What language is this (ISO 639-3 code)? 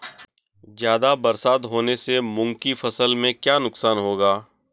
hin